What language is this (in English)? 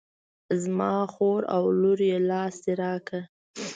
Pashto